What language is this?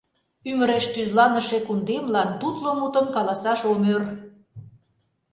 Mari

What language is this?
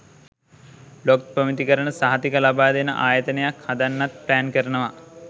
Sinhala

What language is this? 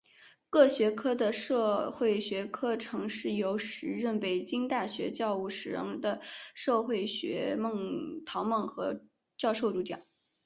Chinese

